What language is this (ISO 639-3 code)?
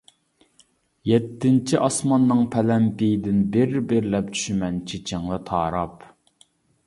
uig